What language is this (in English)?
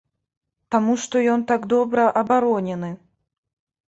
Belarusian